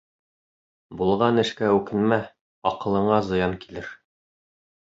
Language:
Bashkir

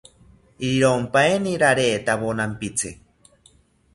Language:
South Ucayali Ashéninka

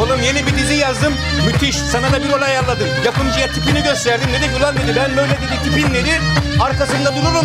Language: Turkish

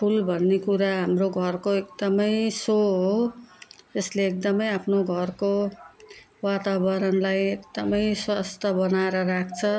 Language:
Nepali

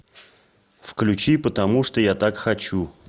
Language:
Russian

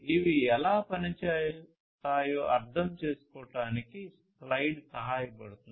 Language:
Telugu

